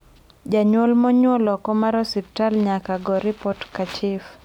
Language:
Luo (Kenya and Tanzania)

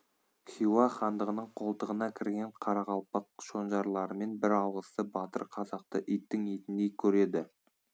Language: Kazakh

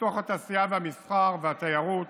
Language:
Hebrew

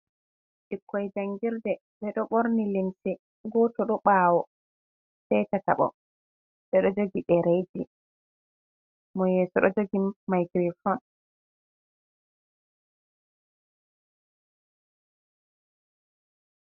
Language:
Fula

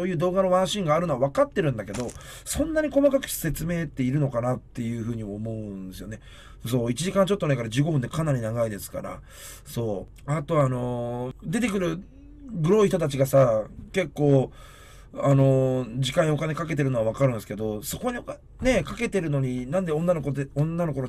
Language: Japanese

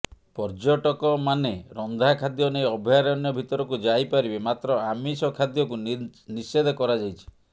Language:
Odia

